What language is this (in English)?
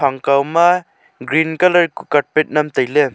Wancho Naga